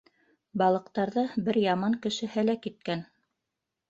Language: Bashkir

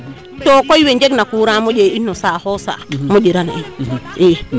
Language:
Serer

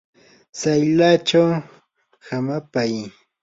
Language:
Yanahuanca Pasco Quechua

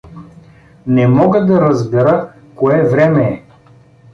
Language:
Bulgarian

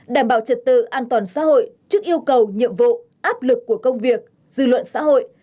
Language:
Vietnamese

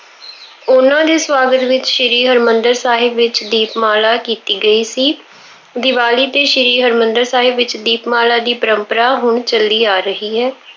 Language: Punjabi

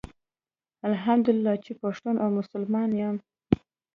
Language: Pashto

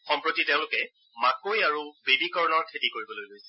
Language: Assamese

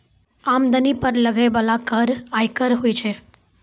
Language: Maithili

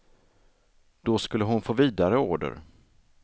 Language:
Swedish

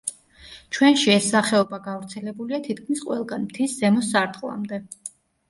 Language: Georgian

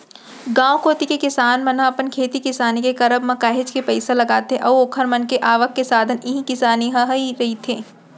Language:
Chhattisgarhi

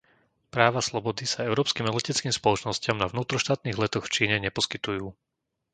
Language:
Slovak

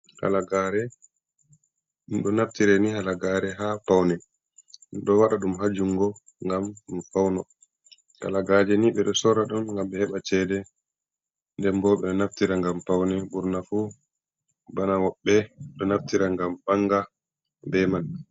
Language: Fula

